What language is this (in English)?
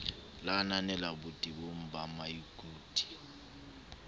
Southern Sotho